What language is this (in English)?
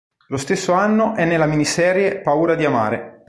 Italian